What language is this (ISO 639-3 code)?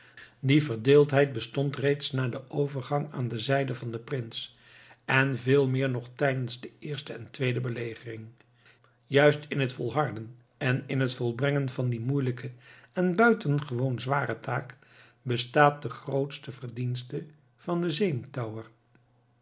nld